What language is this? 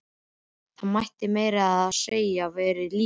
Icelandic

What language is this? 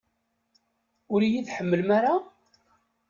Kabyle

